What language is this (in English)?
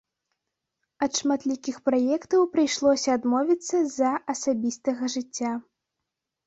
Belarusian